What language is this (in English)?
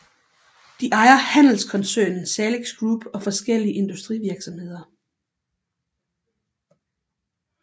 Danish